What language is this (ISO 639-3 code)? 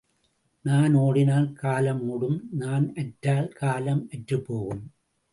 tam